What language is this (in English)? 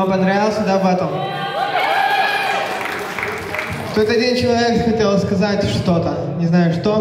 Russian